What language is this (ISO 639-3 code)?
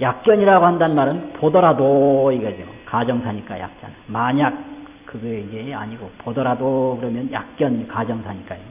kor